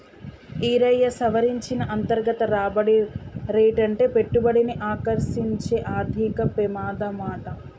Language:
Telugu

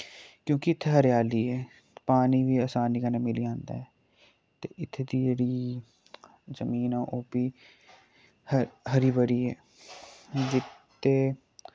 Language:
Dogri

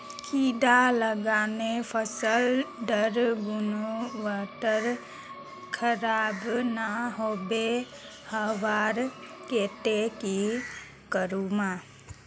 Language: Magahi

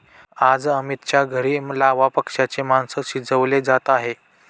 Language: Marathi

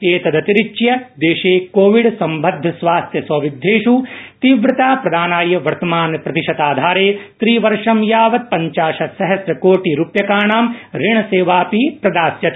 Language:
Sanskrit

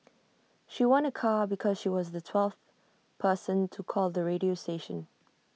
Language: English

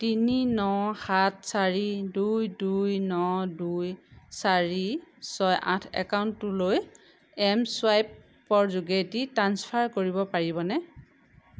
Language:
Assamese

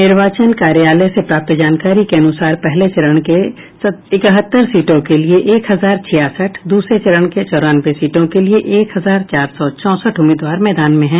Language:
Hindi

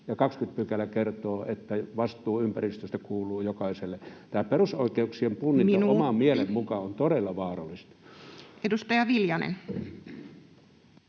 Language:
Finnish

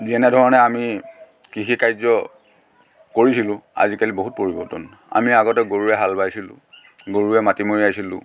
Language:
Assamese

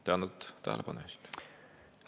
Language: Estonian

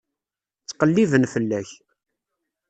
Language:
Kabyle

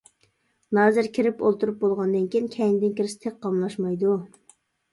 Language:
Uyghur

